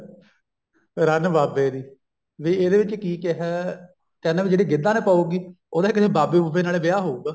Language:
Punjabi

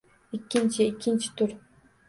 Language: Uzbek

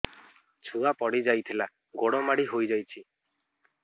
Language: Odia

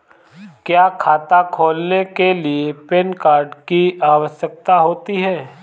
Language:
Hindi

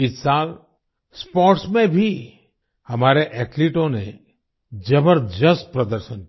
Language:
Hindi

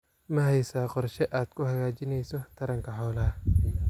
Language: Somali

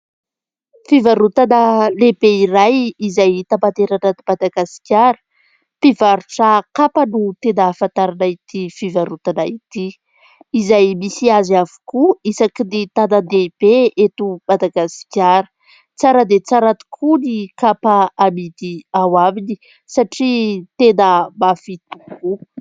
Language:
Malagasy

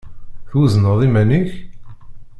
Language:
Kabyle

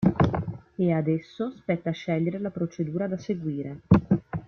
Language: Italian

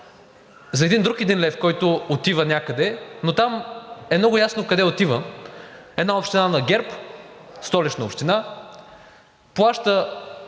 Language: Bulgarian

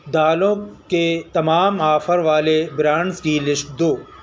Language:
Urdu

